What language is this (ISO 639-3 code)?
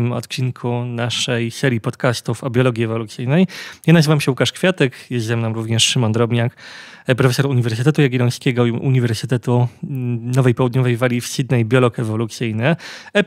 pol